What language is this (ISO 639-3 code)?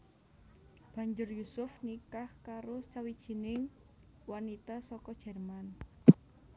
jav